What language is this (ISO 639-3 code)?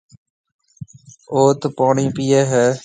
mve